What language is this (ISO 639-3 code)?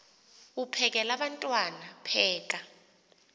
xho